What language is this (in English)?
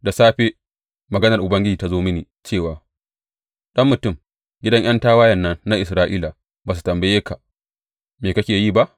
Hausa